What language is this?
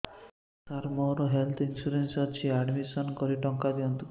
Odia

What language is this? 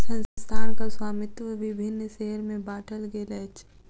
Maithili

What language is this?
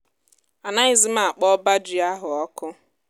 Igbo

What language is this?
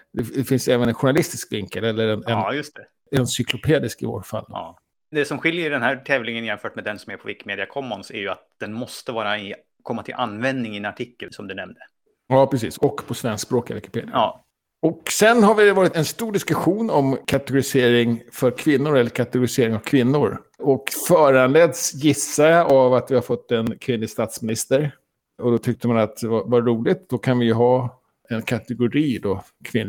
Swedish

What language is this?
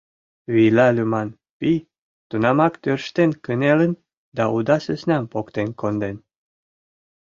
Mari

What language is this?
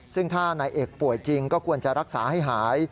Thai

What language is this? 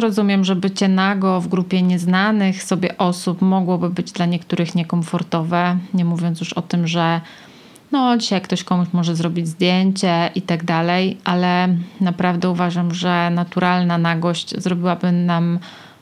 Polish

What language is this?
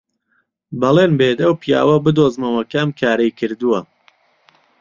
Central Kurdish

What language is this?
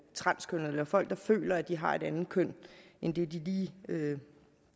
Danish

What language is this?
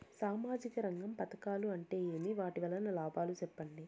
Telugu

